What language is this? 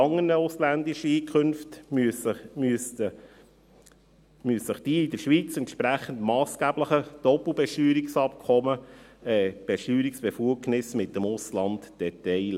Swiss German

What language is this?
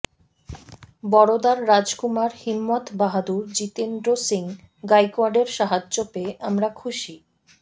Bangla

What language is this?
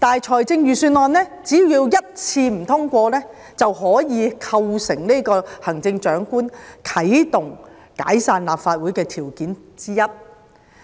Cantonese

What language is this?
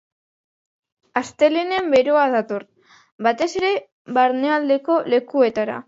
Basque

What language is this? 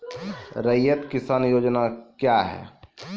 Maithili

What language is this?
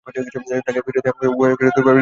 Bangla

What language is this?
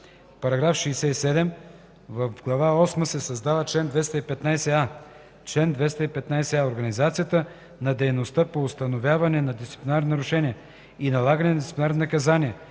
Bulgarian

